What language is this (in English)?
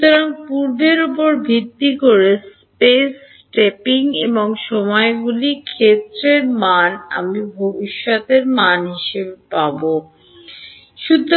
Bangla